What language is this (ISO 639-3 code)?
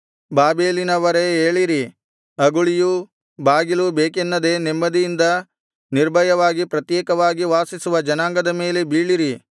kan